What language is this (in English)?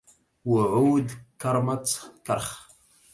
Arabic